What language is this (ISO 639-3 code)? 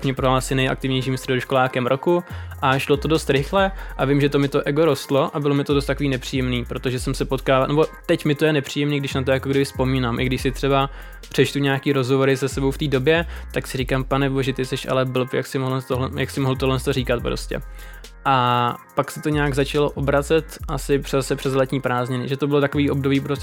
ces